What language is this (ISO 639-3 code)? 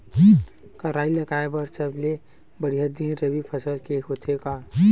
hne